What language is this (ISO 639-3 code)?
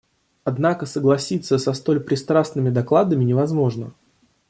rus